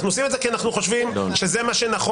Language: Hebrew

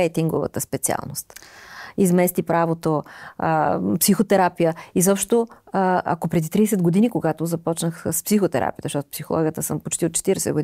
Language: Bulgarian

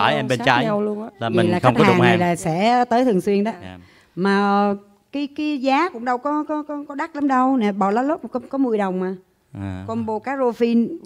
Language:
Vietnamese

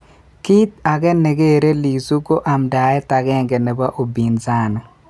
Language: Kalenjin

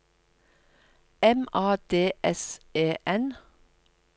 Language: Norwegian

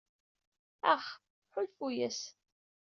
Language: Kabyle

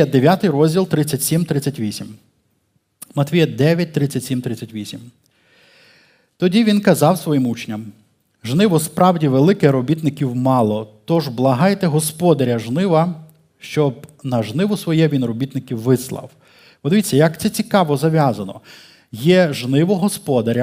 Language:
Ukrainian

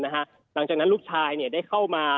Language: Thai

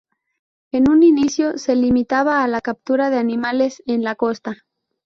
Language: Spanish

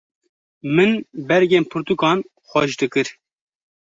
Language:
Kurdish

